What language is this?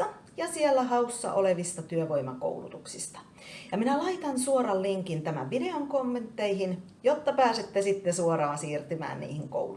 Finnish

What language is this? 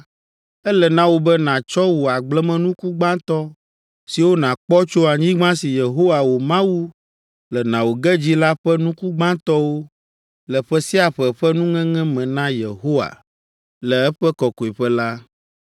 Ewe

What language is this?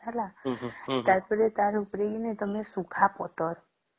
Odia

